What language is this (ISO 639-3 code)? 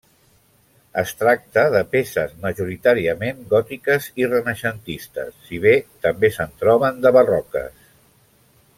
cat